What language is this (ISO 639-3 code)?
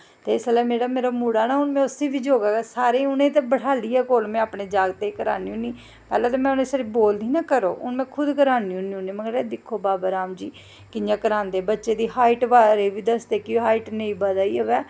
doi